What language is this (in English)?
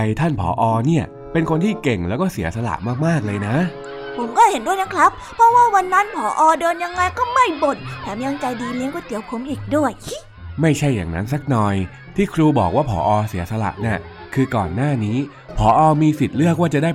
Thai